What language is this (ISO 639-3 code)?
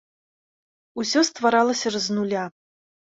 bel